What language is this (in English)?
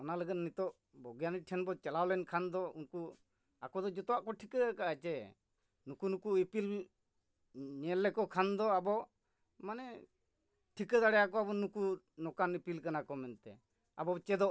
Santali